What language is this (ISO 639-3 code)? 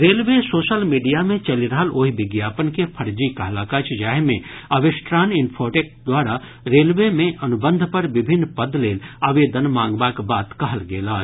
mai